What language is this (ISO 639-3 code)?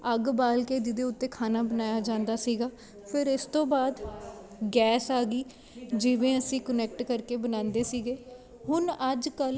pan